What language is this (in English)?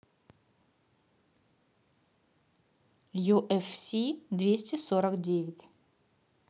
Russian